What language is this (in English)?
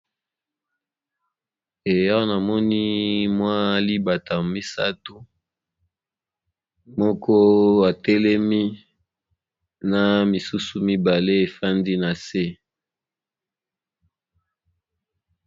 Lingala